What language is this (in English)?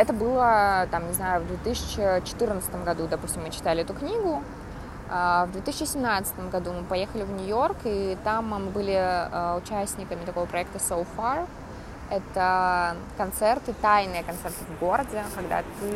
Russian